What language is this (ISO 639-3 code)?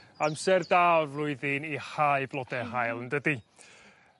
cym